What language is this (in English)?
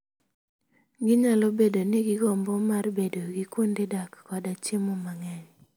Luo (Kenya and Tanzania)